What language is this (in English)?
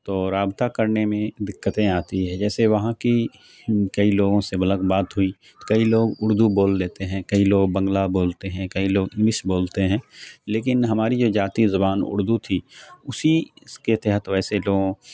Urdu